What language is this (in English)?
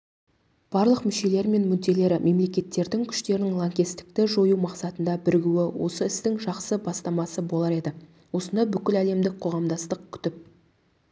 Kazakh